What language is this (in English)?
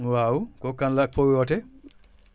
Wolof